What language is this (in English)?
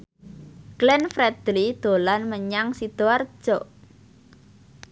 Javanese